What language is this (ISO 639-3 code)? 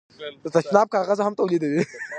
pus